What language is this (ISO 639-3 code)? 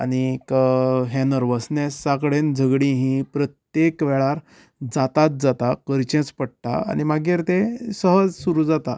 kok